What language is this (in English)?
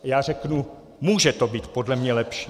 Czech